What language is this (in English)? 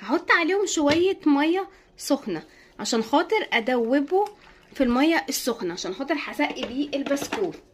Arabic